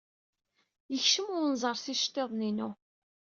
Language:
Kabyle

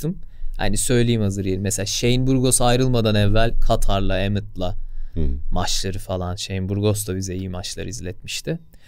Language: Turkish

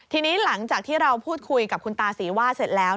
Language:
Thai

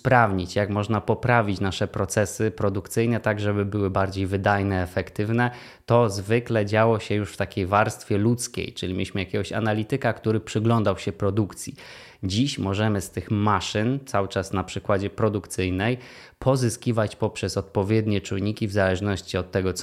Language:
Polish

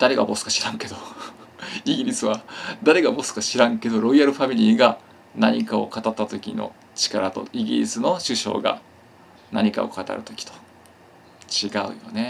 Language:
Japanese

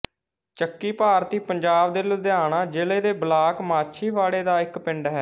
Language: Punjabi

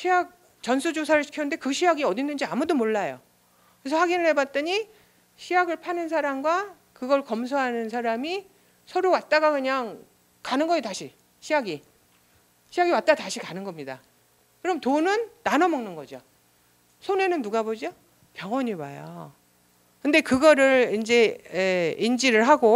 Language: Korean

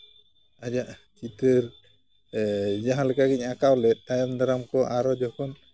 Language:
Santali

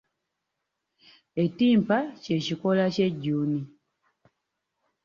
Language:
Ganda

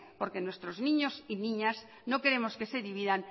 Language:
Spanish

